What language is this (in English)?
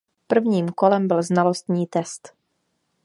Czech